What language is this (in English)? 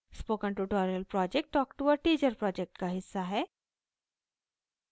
Hindi